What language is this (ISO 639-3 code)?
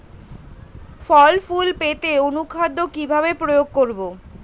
ben